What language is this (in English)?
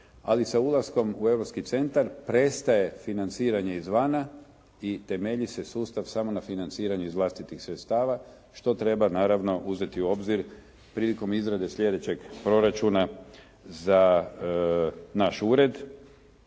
Croatian